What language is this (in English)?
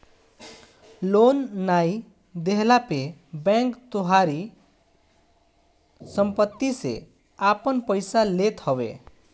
Bhojpuri